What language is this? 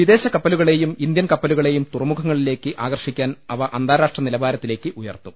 Malayalam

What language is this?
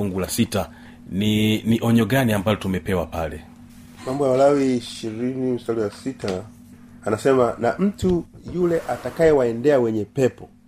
Swahili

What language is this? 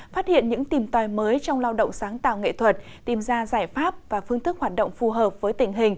Vietnamese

